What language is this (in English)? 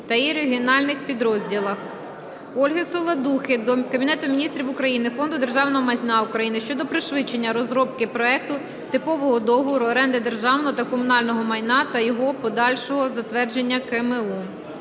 Ukrainian